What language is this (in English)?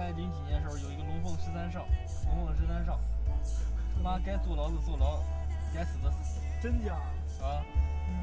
Chinese